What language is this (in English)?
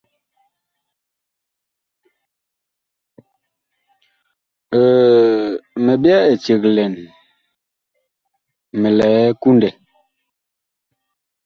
Bakoko